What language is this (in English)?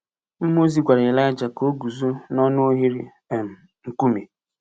Igbo